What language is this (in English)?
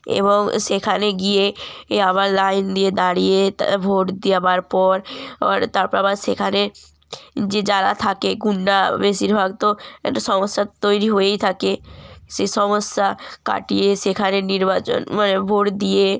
Bangla